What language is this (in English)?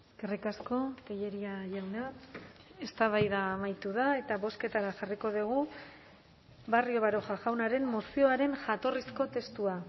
Basque